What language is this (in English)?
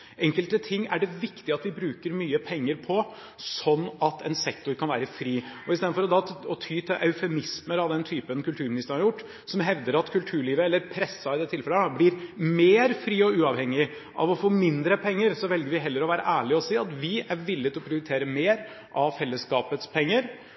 Norwegian Bokmål